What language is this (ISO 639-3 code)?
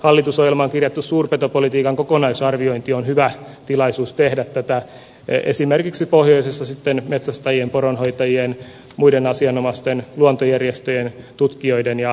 fin